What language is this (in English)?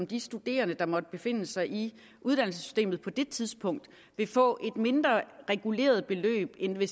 Danish